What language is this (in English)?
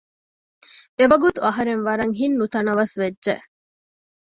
Divehi